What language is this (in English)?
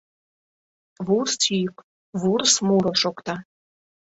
Mari